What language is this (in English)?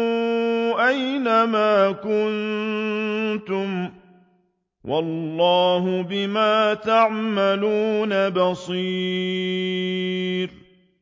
Arabic